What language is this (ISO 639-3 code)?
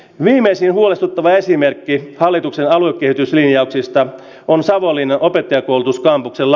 fin